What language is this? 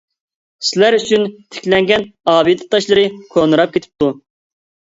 Uyghur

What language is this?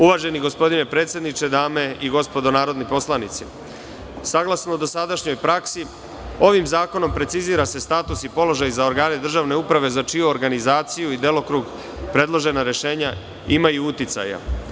Serbian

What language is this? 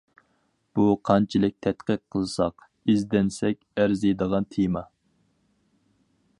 Uyghur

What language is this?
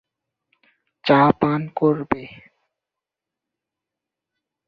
Bangla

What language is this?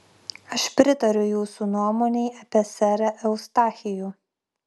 Lithuanian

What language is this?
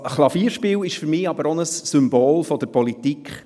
Swiss German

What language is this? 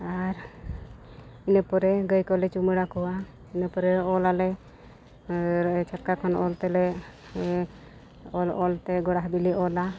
Santali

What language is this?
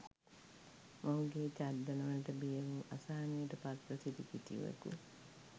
Sinhala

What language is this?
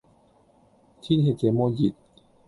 Cantonese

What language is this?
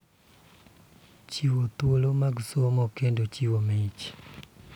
Luo (Kenya and Tanzania)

